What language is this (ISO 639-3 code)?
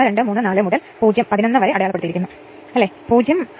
mal